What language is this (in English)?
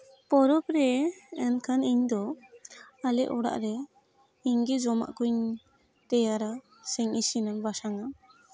Santali